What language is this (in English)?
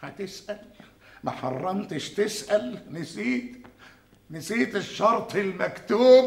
Arabic